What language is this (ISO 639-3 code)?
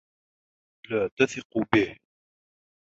ara